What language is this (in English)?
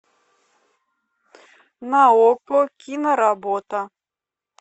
Russian